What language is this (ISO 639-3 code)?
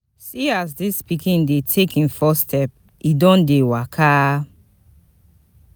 pcm